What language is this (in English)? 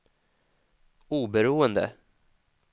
Swedish